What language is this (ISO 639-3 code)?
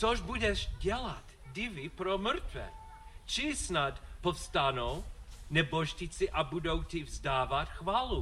ces